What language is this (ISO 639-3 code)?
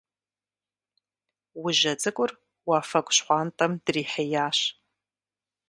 kbd